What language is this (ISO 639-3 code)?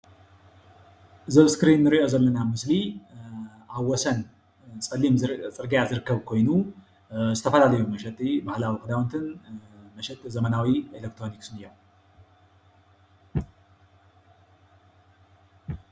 tir